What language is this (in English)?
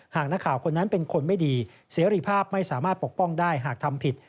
Thai